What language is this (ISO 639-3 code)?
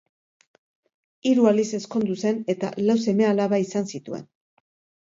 eus